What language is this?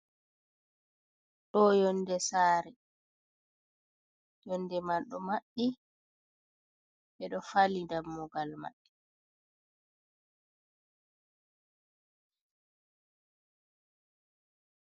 Fula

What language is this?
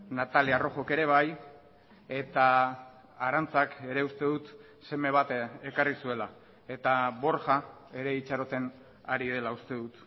Basque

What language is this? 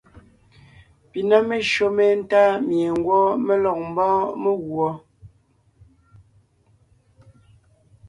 Ngiemboon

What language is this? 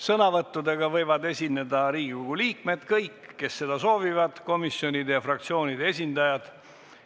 Estonian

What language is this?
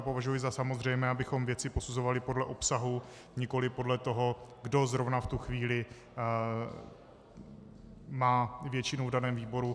Czech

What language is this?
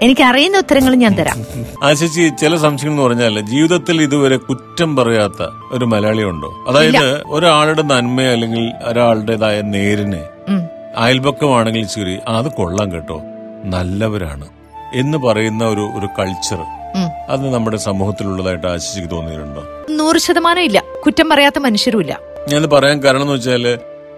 Malayalam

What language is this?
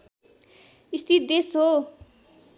Nepali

